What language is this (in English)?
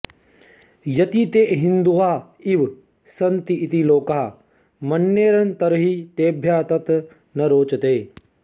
Sanskrit